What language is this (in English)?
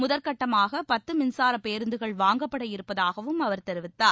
Tamil